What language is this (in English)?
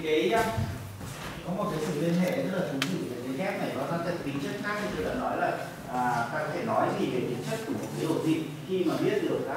Vietnamese